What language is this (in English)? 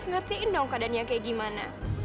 Indonesian